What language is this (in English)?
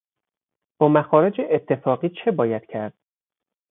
Persian